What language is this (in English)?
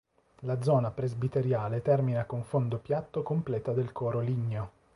Italian